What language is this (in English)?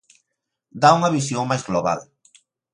Galician